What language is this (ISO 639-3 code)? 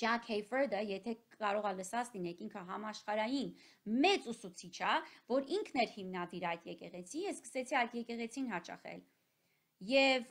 ron